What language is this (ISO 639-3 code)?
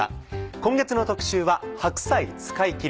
jpn